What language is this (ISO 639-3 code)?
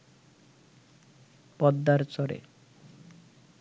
ben